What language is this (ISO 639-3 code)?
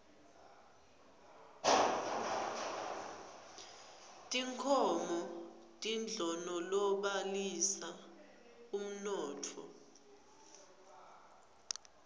ssw